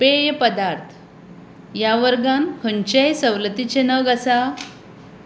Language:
Konkani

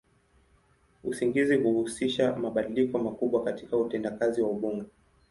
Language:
Swahili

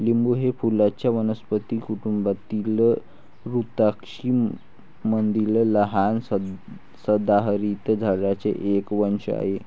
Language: Marathi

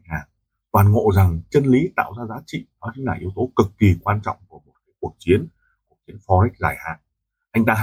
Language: Vietnamese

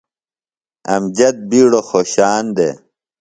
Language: Phalura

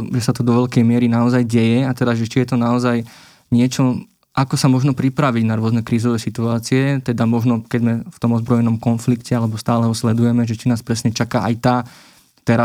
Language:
Slovak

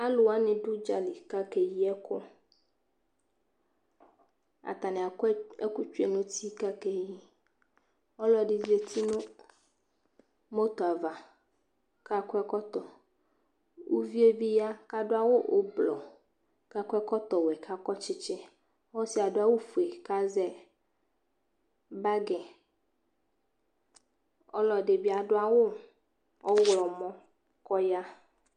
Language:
Ikposo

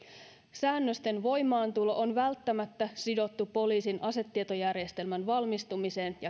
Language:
Finnish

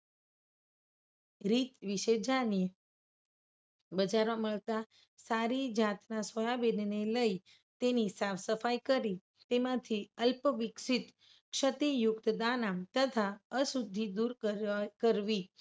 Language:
Gujarati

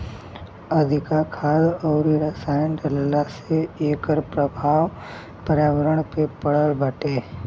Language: Bhojpuri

